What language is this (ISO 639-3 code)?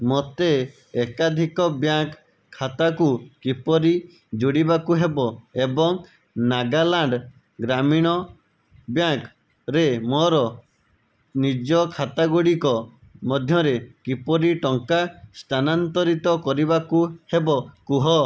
ori